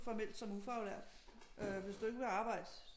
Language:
Danish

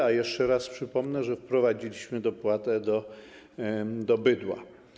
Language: Polish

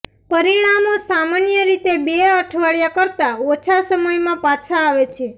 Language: Gujarati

